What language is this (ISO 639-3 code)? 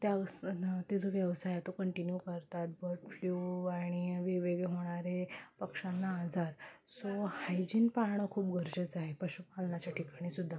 mar